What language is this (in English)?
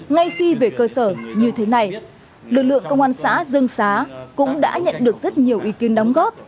Vietnamese